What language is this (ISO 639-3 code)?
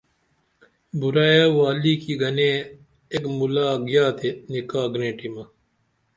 dml